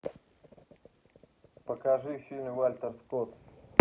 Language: Russian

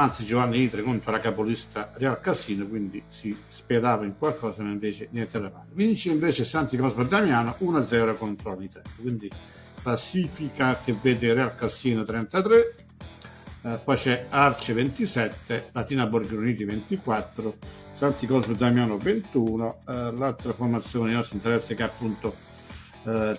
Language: Italian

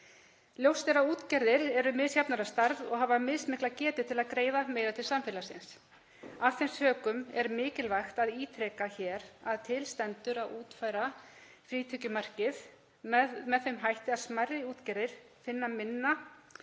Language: Icelandic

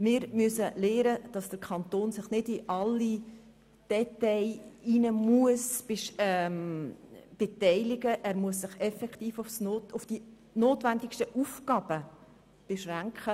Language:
Swiss German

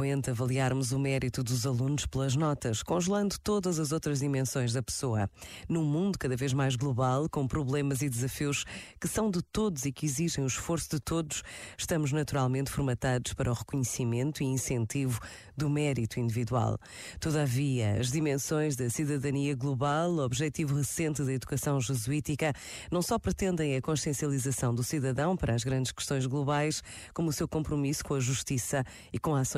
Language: Portuguese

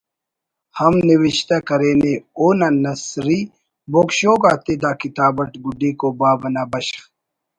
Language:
Brahui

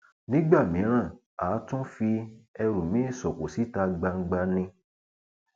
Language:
Yoruba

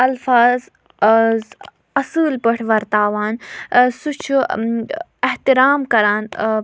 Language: Kashmiri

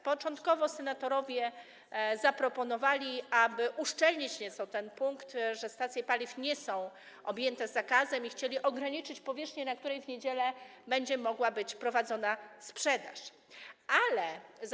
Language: Polish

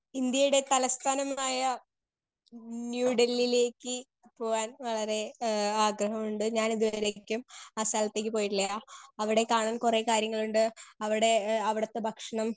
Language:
Malayalam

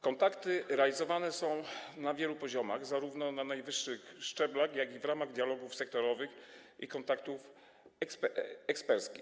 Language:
Polish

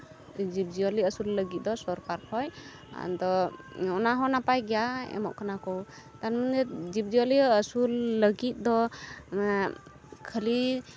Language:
Santali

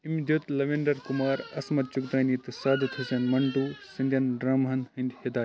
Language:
Kashmiri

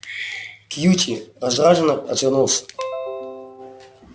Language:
Russian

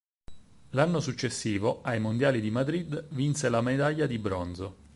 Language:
Italian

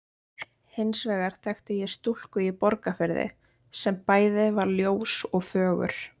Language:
Icelandic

